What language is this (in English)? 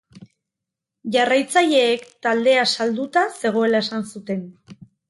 Basque